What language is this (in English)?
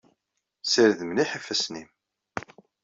Kabyle